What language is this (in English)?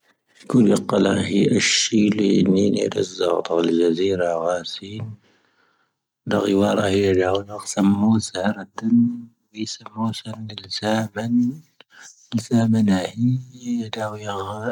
Tahaggart Tamahaq